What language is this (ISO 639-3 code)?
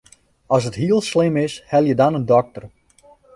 fry